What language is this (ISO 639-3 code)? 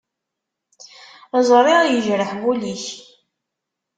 kab